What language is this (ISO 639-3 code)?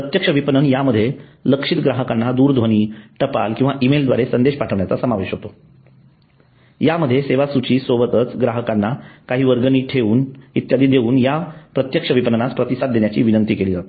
mar